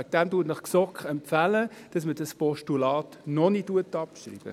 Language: Swiss German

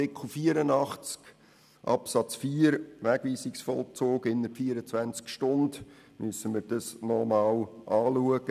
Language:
Swiss German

